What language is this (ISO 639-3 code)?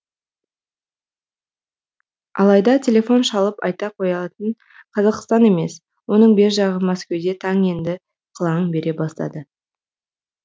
kaz